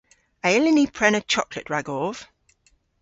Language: Cornish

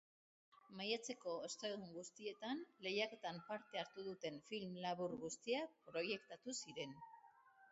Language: Basque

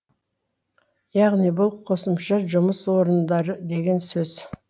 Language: Kazakh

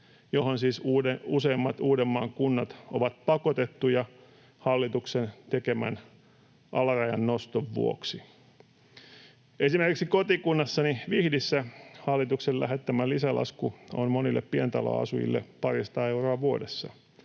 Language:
Finnish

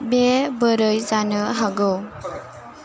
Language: Bodo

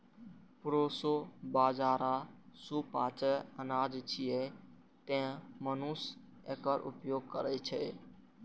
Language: Maithili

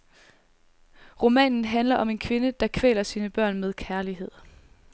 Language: Danish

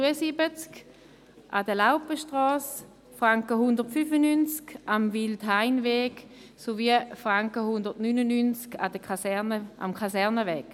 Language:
Swiss German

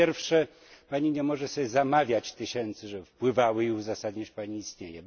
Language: Polish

